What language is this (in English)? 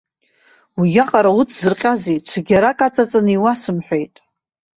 Abkhazian